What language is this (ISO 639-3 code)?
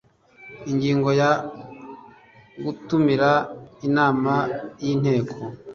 kin